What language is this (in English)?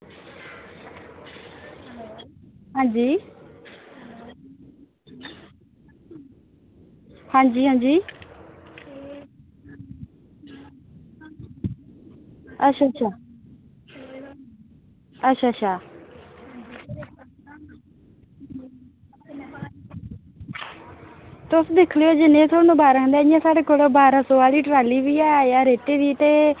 Dogri